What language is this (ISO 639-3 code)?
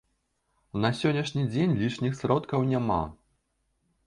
bel